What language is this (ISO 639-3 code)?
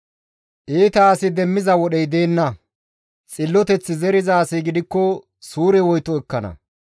gmv